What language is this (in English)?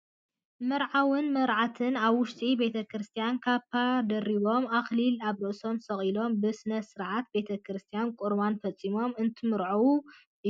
Tigrinya